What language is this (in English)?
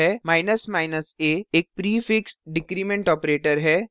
Hindi